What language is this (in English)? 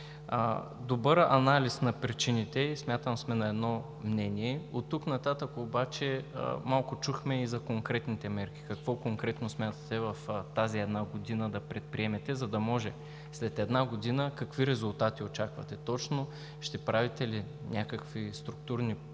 Bulgarian